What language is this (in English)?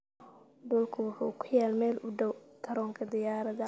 Somali